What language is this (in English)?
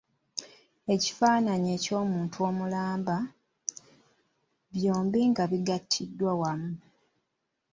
Ganda